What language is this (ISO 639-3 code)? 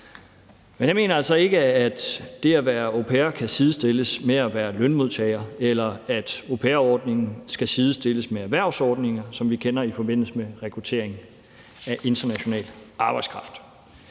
dan